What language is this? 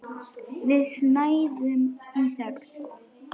Icelandic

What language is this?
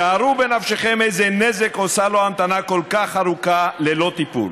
Hebrew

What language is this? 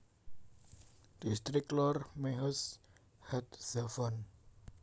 Javanese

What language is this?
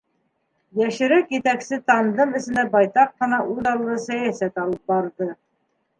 Bashkir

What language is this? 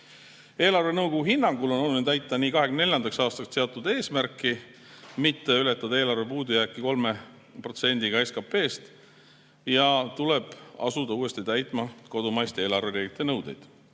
Estonian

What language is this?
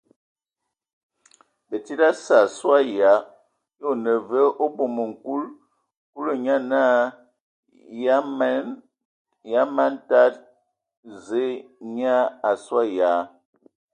Ewondo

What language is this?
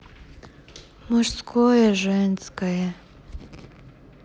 Russian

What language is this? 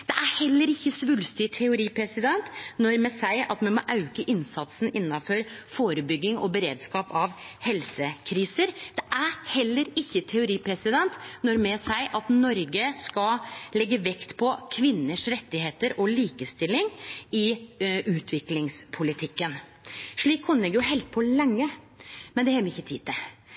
Norwegian Nynorsk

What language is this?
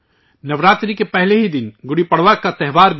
Urdu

